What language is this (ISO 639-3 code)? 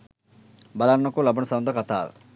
sin